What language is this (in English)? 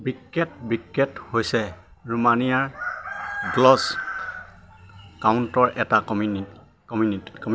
Assamese